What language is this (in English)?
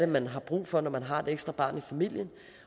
Danish